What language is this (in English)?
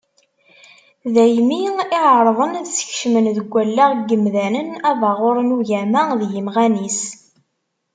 Kabyle